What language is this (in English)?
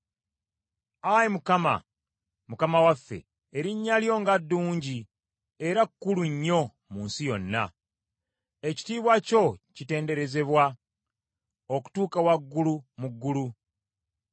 Ganda